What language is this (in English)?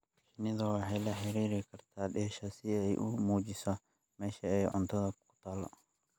Somali